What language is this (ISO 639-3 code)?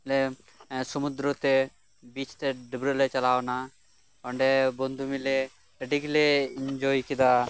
sat